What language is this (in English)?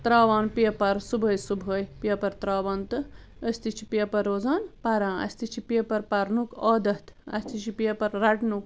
Kashmiri